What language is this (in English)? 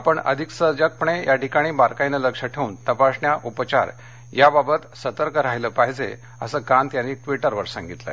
Marathi